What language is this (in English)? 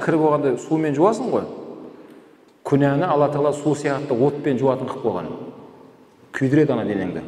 Turkish